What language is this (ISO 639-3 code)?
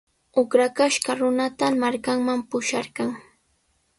qws